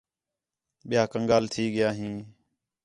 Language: Khetrani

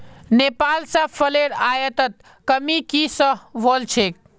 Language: Magahi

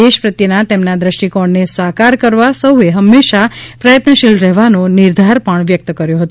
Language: Gujarati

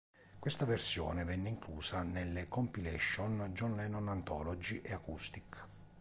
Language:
Italian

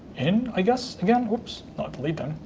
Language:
English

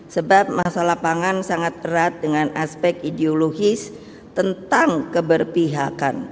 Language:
Indonesian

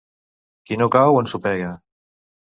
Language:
Catalan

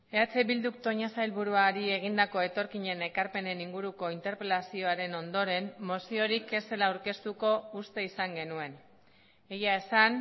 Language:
Basque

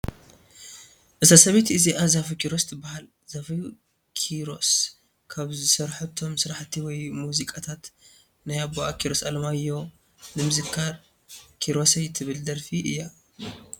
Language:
Tigrinya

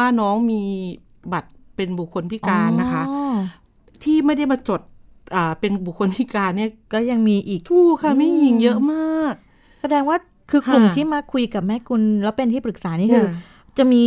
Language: Thai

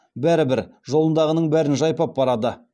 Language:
Kazakh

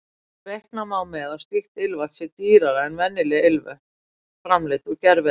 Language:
Icelandic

